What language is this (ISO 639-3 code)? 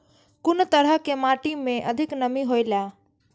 mai